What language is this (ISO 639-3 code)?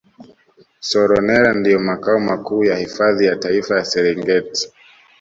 swa